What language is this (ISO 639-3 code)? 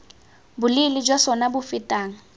tsn